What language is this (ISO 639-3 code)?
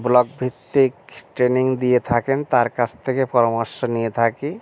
ben